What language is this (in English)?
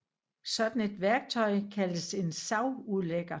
Danish